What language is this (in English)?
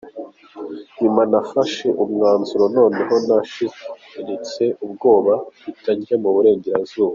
Kinyarwanda